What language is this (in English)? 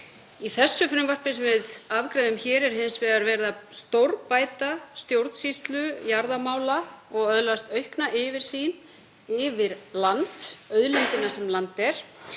Icelandic